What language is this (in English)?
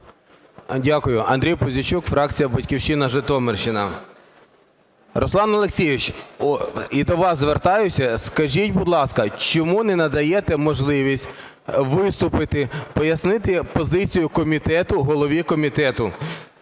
Ukrainian